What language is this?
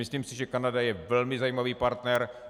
Czech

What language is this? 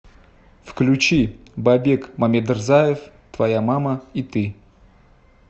Russian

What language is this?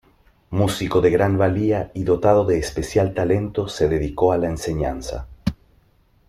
Spanish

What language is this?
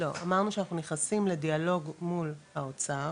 Hebrew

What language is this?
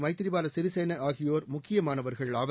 Tamil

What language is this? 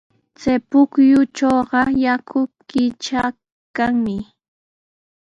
Sihuas Ancash Quechua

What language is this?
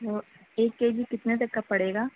Urdu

